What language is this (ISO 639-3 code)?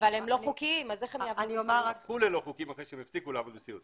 heb